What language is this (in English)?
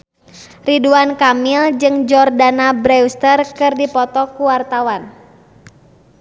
Sundanese